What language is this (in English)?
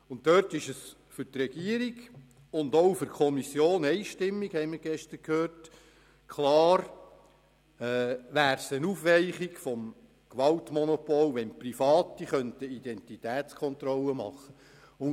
Swiss German